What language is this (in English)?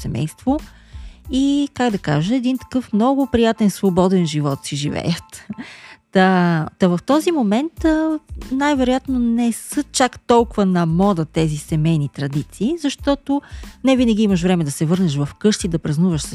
Bulgarian